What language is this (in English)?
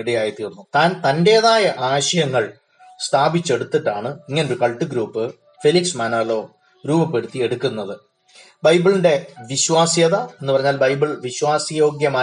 Malayalam